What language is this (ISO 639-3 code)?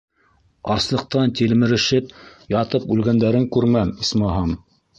bak